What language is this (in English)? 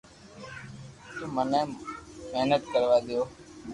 Loarki